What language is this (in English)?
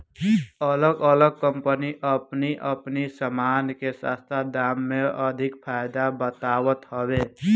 Bhojpuri